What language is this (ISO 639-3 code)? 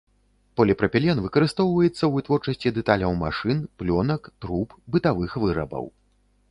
bel